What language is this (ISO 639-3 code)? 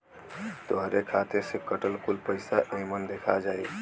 bho